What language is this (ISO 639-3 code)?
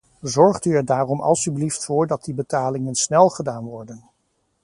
nld